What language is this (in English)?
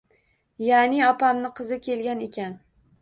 Uzbek